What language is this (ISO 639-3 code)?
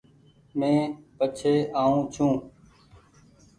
gig